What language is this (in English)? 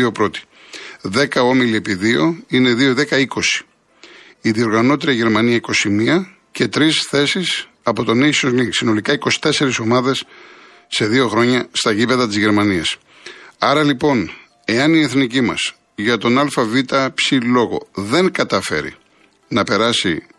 Greek